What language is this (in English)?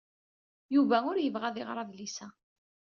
Kabyle